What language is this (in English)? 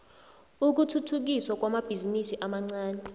South Ndebele